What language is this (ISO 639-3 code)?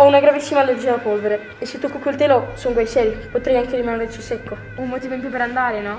ita